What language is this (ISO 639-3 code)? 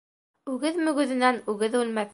bak